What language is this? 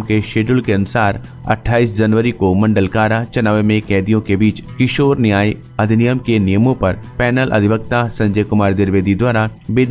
Hindi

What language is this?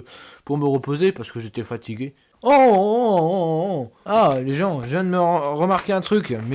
French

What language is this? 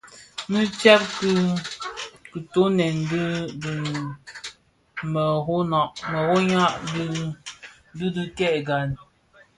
Bafia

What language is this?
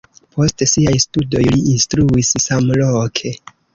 Esperanto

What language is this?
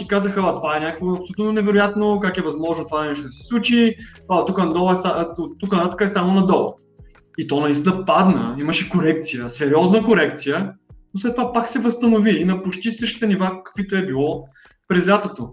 Bulgarian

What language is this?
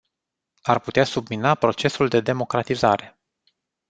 Romanian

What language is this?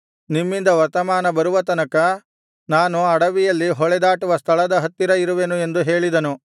Kannada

